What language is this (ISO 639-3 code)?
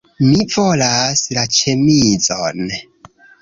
epo